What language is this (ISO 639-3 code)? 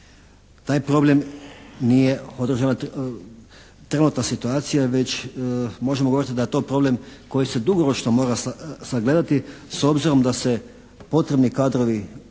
hrv